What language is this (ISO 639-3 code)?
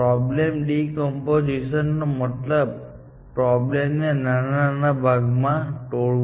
guj